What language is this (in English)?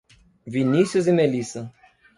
Portuguese